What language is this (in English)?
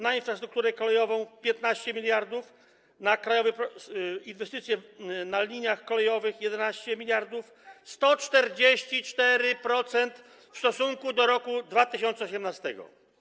Polish